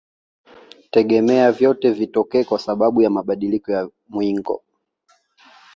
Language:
Swahili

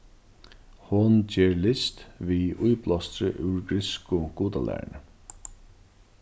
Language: Faroese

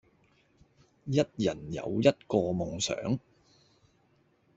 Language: Cantonese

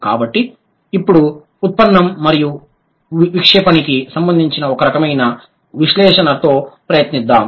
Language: Telugu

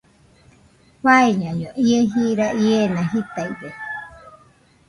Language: Nüpode Huitoto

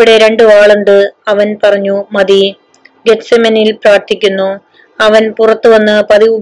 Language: Malayalam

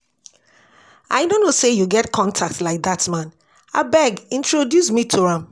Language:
Nigerian Pidgin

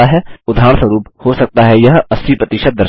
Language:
Hindi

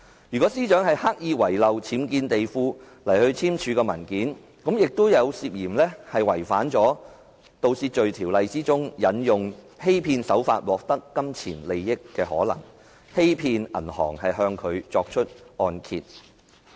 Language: Cantonese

